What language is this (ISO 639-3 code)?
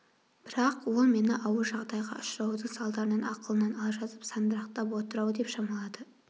kaz